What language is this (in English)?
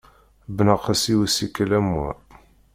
Kabyle